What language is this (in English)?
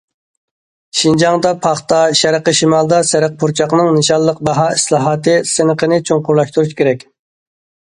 Uyghur